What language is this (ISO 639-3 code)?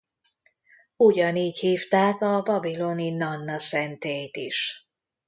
hun